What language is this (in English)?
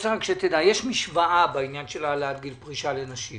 Hebrew